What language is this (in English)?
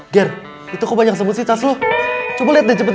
Indonesian